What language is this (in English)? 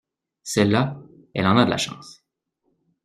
French